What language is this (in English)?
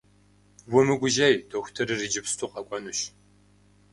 Kabardian